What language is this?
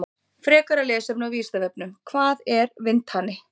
Icelandic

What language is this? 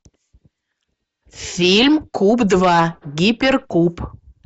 Russian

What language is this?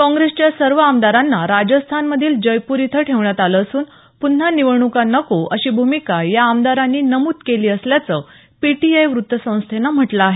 Marathi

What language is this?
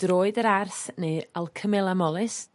Welsh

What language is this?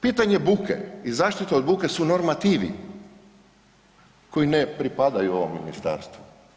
Croatian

